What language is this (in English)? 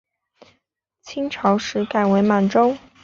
Chinese